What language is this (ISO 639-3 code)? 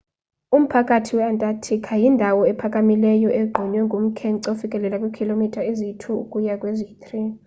xho